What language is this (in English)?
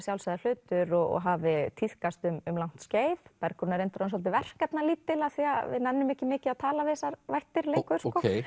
Icelandic